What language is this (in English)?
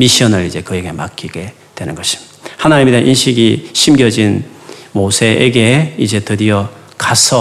Korean